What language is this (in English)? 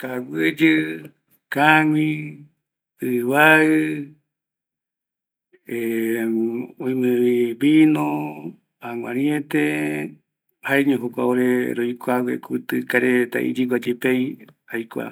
Eastern Bolivian Guaraní